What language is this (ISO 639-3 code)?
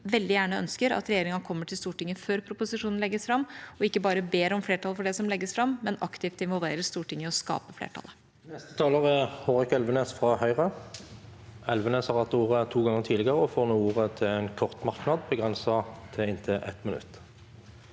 nor